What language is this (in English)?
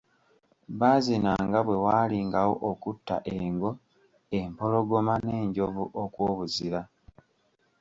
Ganda